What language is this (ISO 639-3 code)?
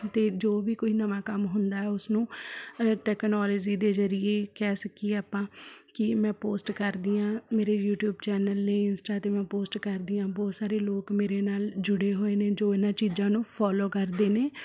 pan